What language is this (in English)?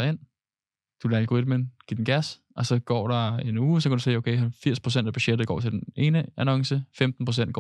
Danish